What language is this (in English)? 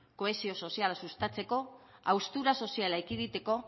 Basque